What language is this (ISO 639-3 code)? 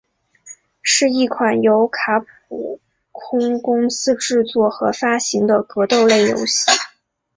zho